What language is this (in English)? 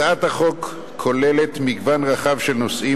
Hebrew